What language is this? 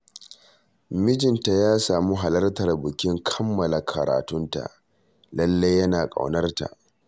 Hausa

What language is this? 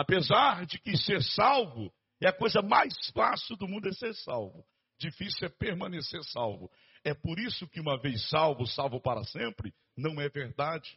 Portuguese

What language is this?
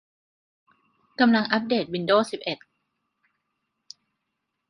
Thai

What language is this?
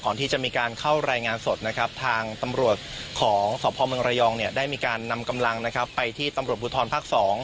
Thai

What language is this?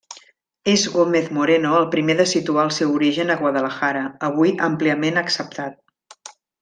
Catalan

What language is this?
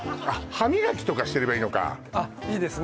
Japanese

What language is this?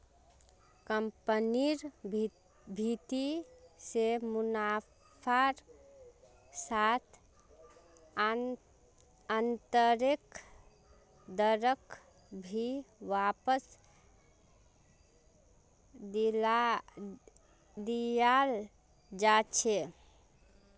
Magahi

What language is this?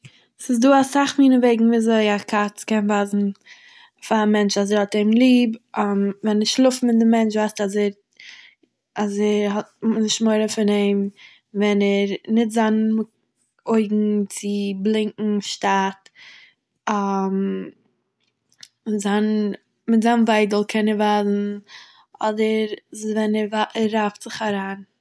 Yiddish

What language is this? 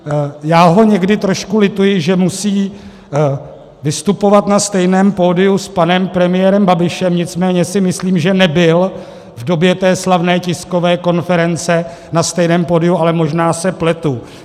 Czech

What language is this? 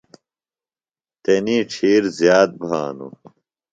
Phalura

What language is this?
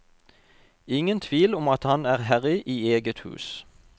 Norwegian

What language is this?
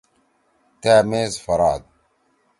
Torwali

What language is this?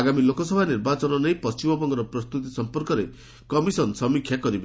Odia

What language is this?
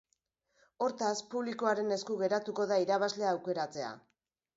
Basque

